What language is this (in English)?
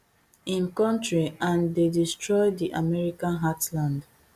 Nigerian Pidgin